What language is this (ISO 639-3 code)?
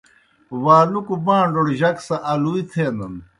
plk